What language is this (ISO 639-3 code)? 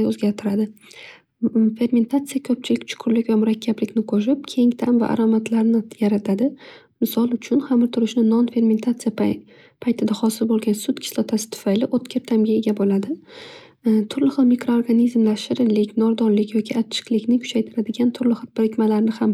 uzb